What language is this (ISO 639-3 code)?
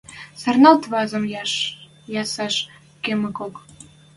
mrj